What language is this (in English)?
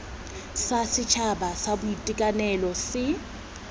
Tswana